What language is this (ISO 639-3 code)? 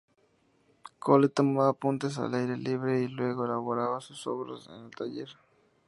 spa